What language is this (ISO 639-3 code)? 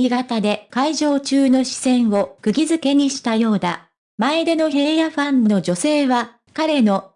jpn